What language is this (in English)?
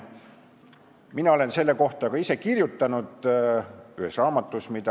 Estonian